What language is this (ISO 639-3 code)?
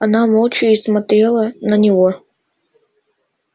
rus